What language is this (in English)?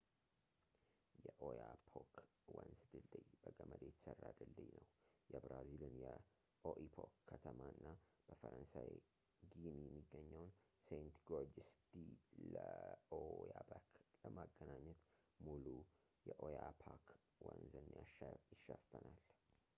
Amharic